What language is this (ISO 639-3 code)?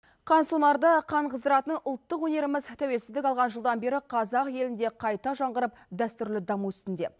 kaz